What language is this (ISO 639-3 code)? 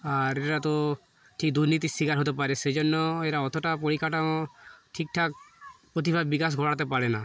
ben